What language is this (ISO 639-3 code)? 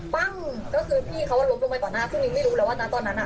tha